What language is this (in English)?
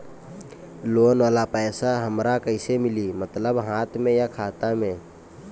Bhojpuri